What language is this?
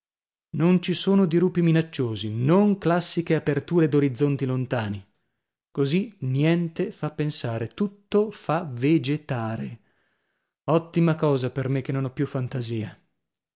Italian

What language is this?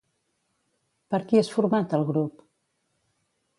Catalan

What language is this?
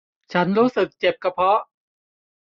Thai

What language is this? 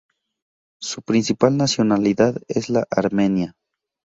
Spanish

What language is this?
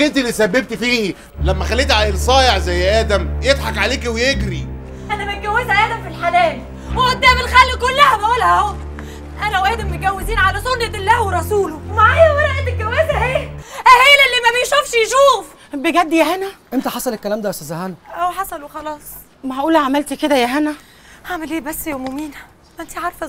Arabic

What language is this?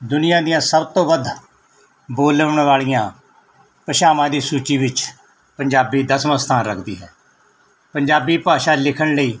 Punjabi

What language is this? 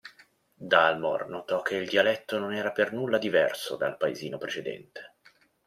Italian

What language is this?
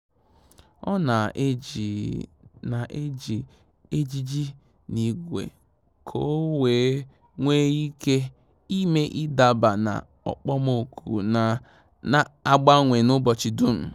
Igbo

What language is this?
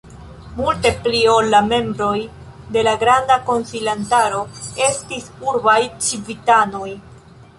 Esperanto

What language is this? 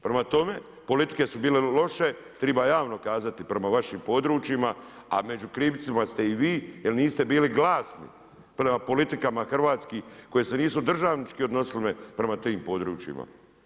Croatian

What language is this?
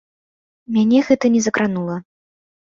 Belarusian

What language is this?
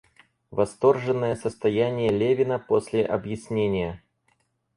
Russian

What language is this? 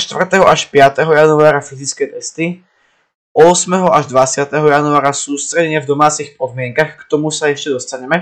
Slovak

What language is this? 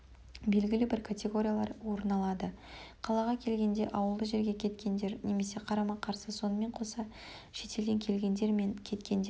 Kazakh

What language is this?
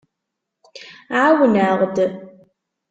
Kabyle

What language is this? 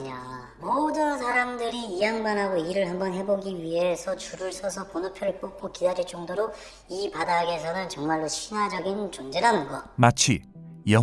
Korean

